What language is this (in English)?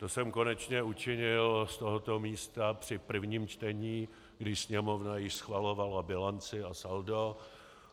Czech